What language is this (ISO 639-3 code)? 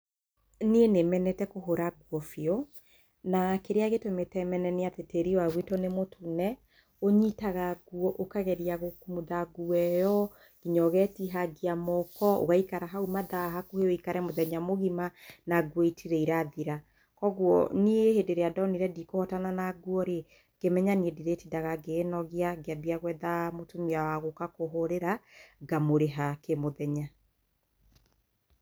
kik